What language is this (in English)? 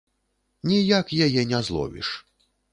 Belarusian